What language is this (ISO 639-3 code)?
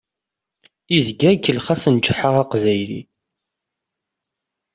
kab